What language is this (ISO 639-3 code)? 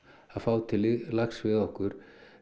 isl